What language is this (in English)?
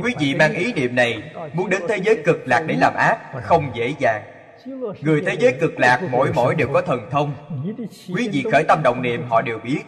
Vietnamese